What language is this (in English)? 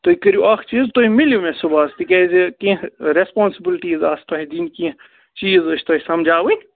Kashmiri